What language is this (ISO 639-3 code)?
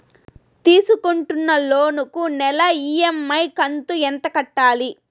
tel